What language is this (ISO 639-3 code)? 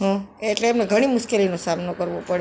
guj